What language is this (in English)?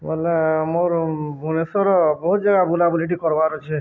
Odia